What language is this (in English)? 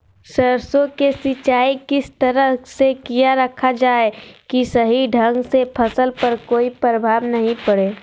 Magahi